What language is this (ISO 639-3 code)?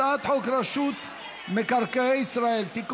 heb